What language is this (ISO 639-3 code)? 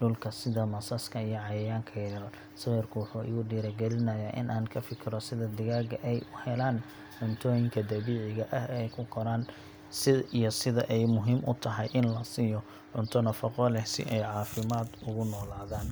som